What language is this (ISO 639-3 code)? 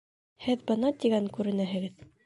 bak